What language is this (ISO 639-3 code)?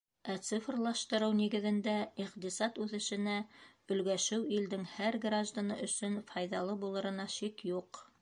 bak